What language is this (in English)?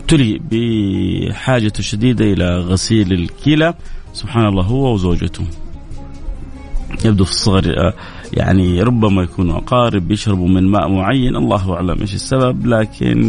Arabic